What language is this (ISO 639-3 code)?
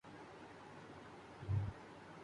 urd